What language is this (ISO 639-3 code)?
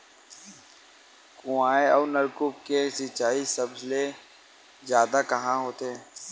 hne